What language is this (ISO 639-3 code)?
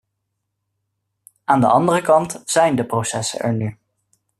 nld